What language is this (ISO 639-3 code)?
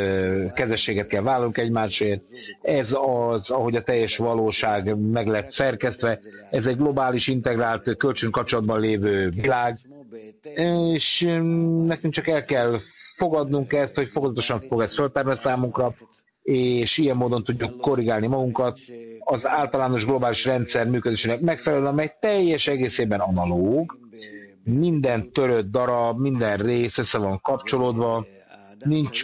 hun